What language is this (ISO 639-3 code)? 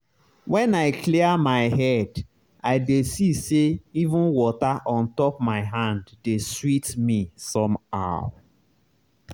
pcm